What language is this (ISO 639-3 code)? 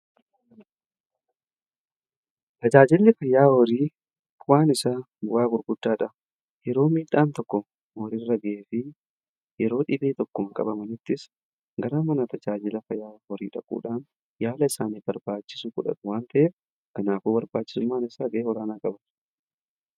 orm